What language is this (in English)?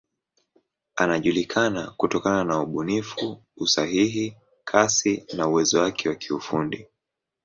Swahili